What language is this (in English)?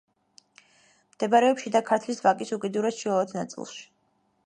Georgian